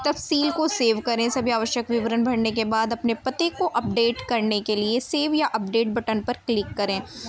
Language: Urdu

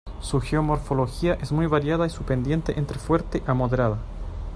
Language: Spanish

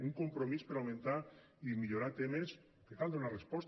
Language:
Catalan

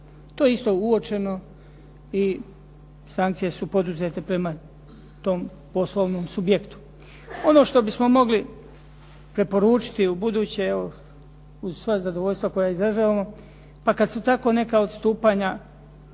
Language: Croatian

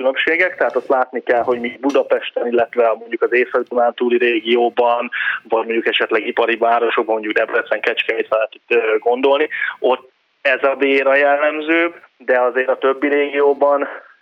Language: Hungarian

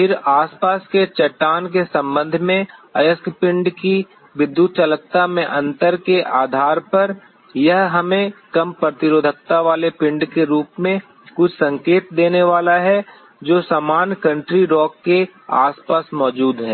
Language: Hindi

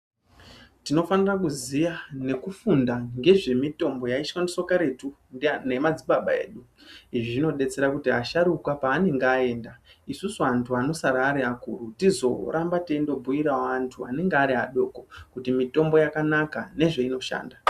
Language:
Ndau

